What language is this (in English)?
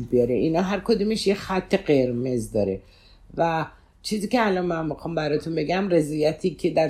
Persian